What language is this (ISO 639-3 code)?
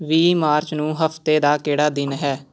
pan